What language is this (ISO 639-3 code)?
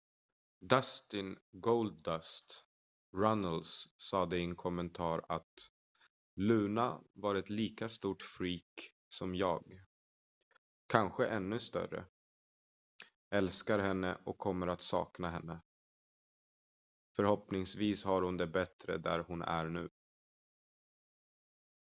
swe